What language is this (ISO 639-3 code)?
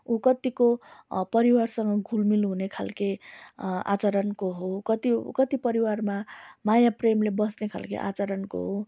nep